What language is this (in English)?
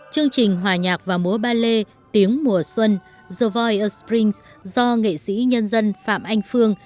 Vietnamese